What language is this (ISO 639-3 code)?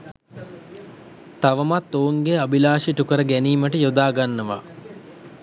sin